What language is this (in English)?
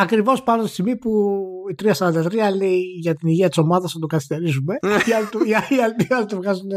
Greek